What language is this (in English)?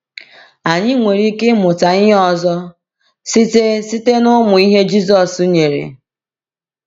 Igbo